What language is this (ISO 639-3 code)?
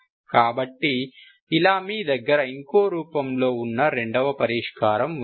tel